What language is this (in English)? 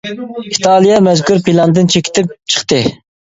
Uyghur